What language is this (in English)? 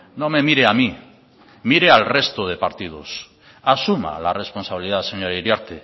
Spanish